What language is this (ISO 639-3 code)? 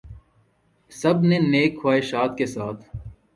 urd